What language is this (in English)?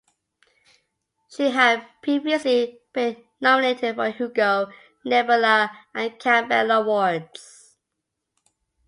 English